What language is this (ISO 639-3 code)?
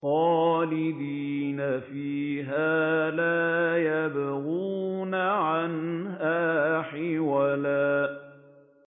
ara